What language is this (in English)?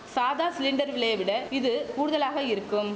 Tamil